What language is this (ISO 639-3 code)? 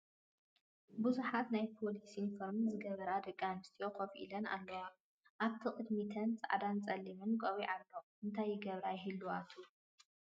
tir